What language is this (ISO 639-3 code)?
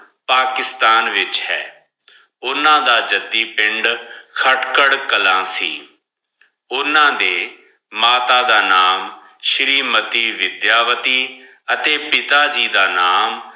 pan